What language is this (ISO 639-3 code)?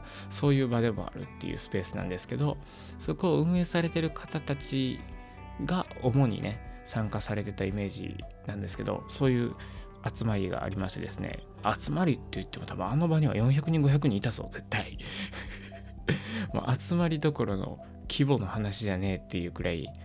jpn